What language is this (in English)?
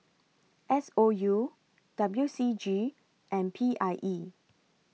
English